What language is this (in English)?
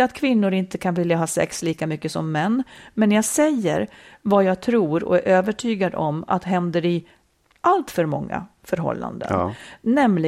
Swedish